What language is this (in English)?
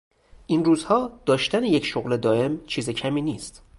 Persian